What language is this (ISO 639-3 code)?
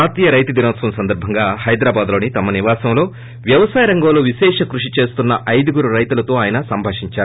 tel